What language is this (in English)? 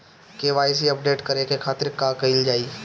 Bhojpuri